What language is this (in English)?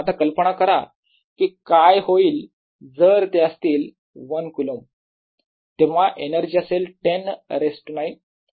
Marathi